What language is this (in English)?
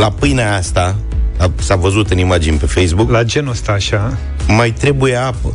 Romanian